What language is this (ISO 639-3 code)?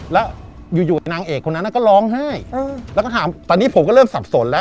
tha